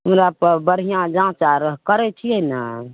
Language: Maithili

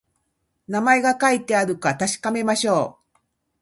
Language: Japanese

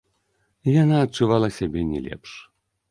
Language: Belarusian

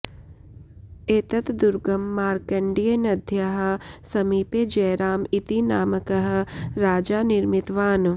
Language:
Sanskrit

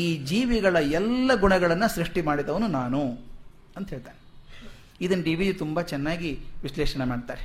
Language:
Kannada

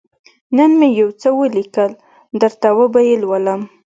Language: Pashto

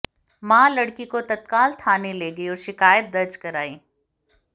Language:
Hindi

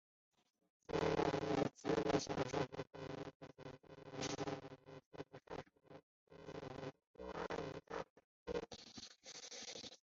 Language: Chinese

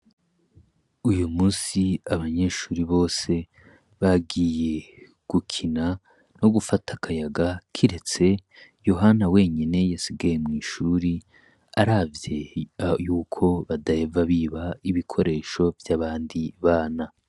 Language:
Rundi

